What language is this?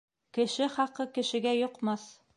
Bashkir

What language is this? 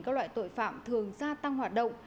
Vietnamese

